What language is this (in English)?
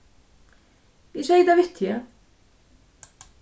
Faroese